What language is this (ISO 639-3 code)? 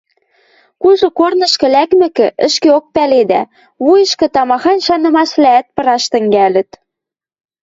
mrj